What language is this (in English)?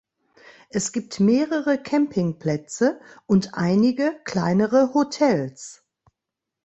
German